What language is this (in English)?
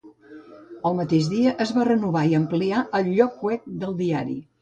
Catalan